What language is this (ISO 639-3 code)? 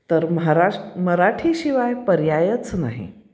mar